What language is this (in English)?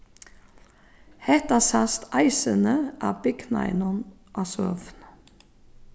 Faroese